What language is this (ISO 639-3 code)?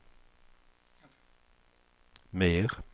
swe